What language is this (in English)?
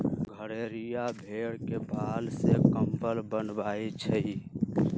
Magahi